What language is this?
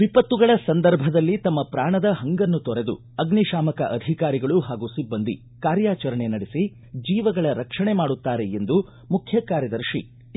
Kannada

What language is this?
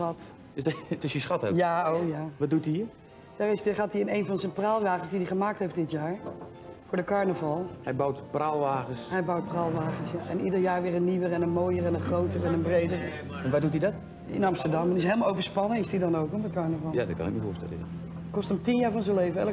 Dutch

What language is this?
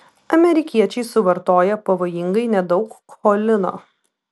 Lithuanian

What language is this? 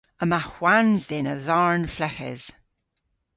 Cornish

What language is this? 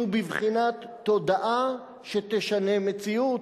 Hebrew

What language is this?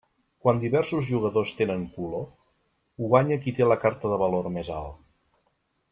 Catalan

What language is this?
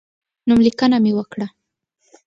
Pashto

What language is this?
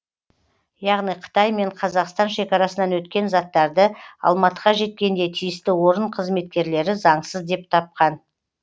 Kazakh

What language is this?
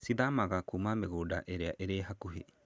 Kikuyu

